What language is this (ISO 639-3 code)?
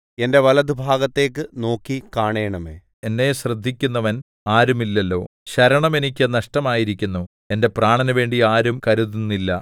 mal